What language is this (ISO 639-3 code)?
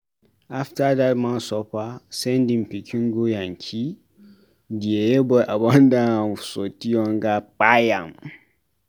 pcm